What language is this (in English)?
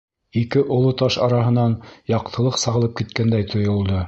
Bashkir